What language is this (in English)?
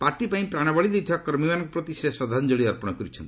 Odia